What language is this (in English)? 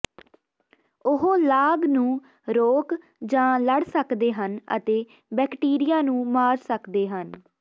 Punjabi